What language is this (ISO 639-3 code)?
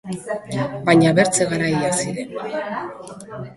eus